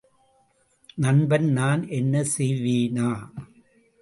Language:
Tamil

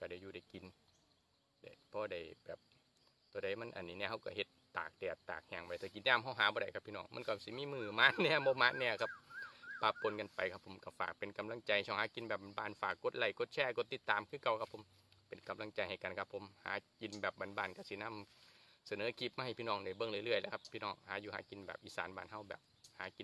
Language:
Thai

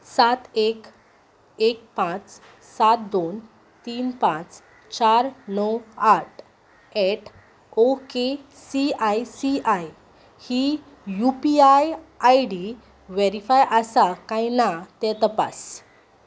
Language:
Konkani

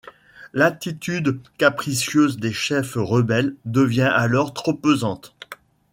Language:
French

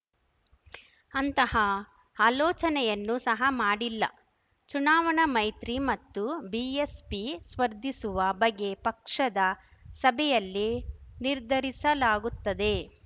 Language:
Kannada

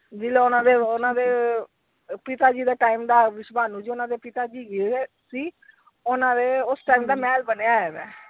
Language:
Punjabi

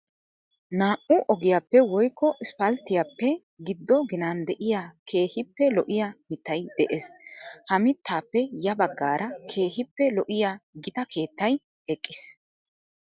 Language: Wolaytta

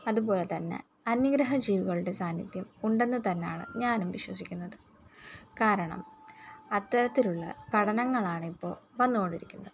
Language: Malayalam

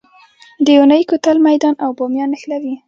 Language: Pashto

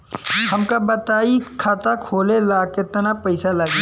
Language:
Bhojpuri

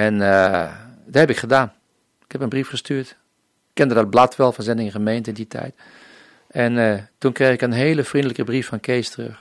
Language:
Dutch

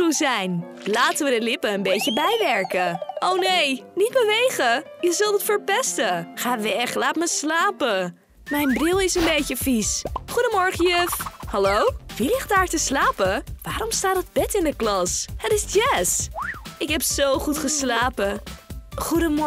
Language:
Dutch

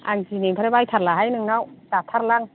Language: Bodo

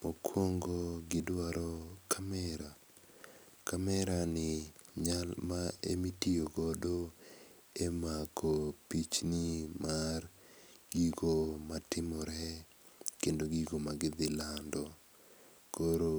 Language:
Luo (Kenya and Tanzania)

